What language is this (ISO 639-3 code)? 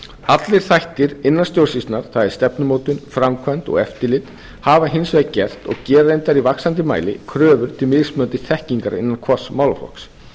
isl